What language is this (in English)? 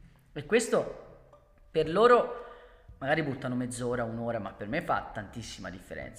Italian